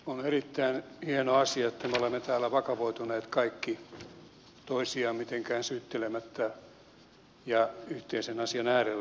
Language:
Finnish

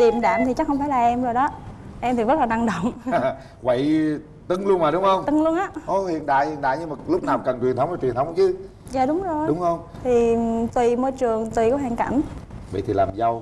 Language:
Vietnamese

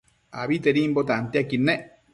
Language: Matsés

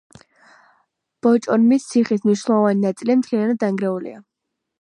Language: Georgian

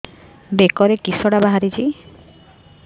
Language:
Odia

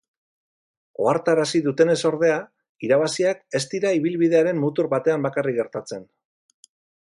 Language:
Basque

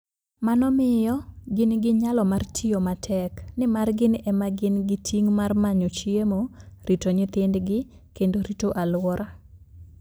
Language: Luo (Kenya and Tanzania)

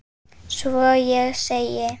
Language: Icelandic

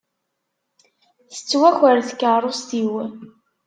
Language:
Kabyle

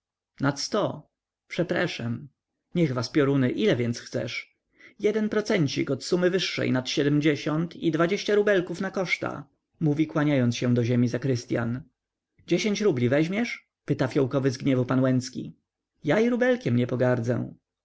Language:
Polish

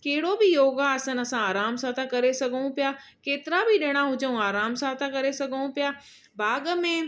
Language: Sindhi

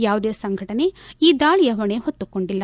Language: Kannada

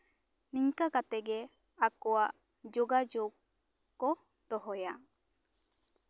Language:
Santali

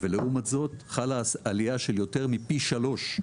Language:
Hebrew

